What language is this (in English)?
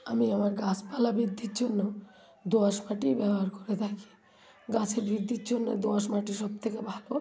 Bangla